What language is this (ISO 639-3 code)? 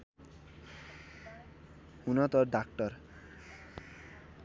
nep